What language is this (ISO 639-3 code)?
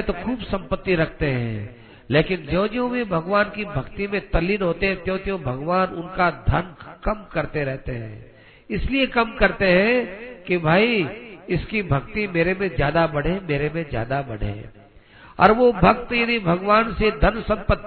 hin